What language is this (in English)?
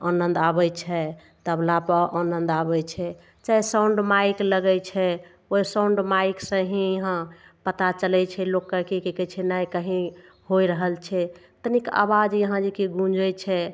Maithili